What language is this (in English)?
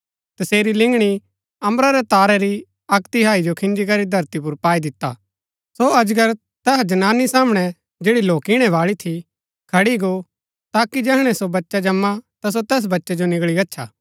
Gaddi